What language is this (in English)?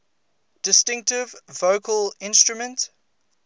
English